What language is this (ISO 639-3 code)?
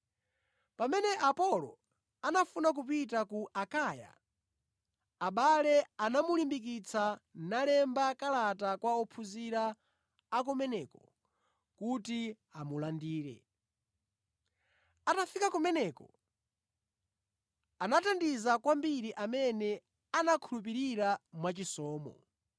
nya